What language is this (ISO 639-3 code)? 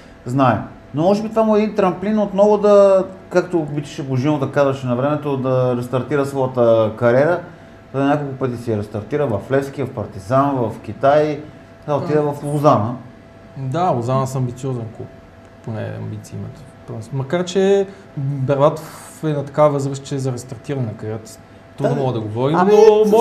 bul